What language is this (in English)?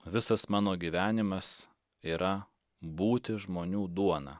Lithuanian